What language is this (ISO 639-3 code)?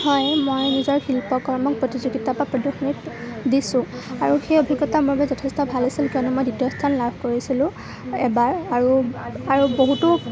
asm